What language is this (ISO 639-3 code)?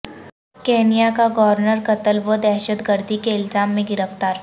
urd